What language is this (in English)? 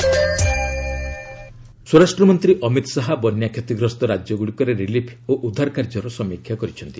Odia